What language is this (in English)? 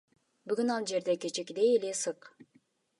Kyrgyz